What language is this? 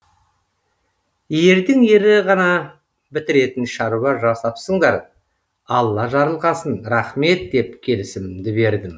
Kazakh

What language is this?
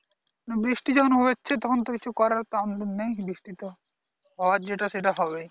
Bangla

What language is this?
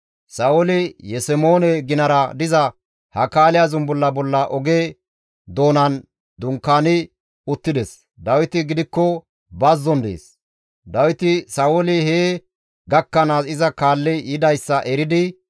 Gamo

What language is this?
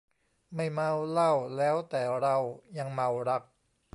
Thai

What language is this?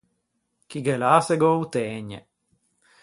Ligurian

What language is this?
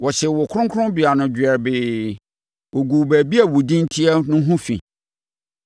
Akan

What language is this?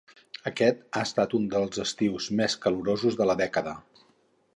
Catalan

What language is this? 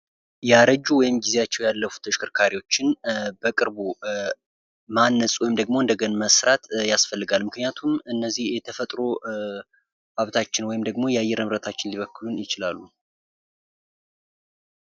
Amharic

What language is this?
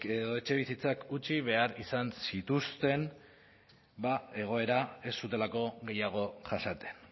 Basque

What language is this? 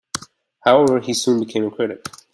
English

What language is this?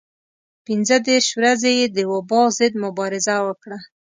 Pashto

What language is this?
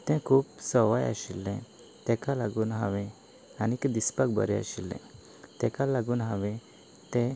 Konkani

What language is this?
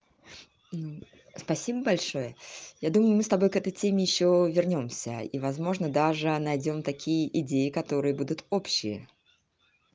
Russian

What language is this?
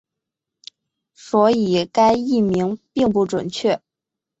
Chinese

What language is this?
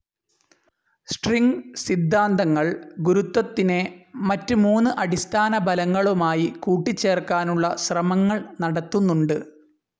Malayalam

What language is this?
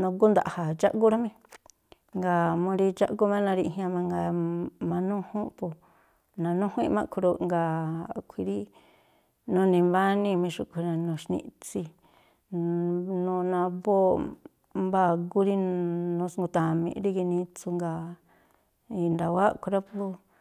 Tlacoapa Me'phaa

